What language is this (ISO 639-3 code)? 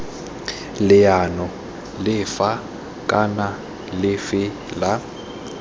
tsn